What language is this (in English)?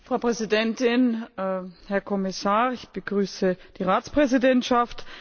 German